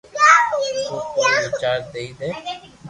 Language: Loarki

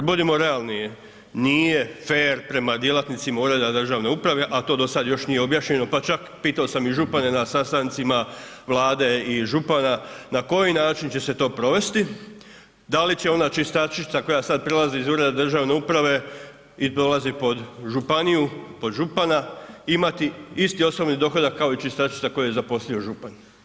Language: Croatian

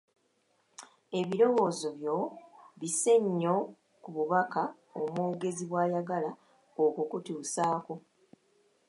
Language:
Ganda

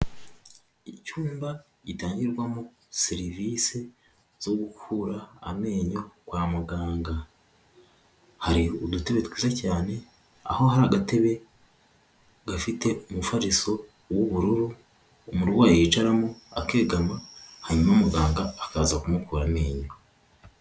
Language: Kinyarwanda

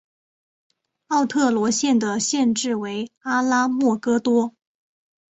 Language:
Chinese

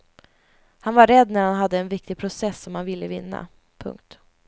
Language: Swedish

